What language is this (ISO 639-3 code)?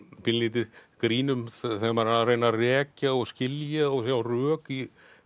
isl